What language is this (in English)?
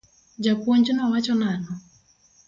Luo (Kenya and Tanzania)